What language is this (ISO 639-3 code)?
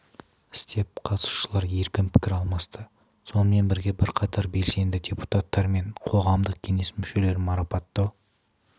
kaz